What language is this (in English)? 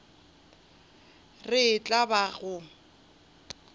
Northern Sotho